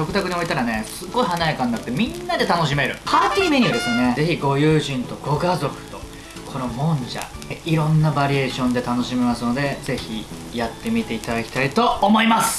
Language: Japanese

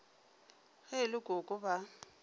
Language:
Northern Sotho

